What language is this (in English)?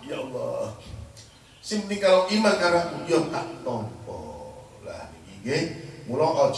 Indonesian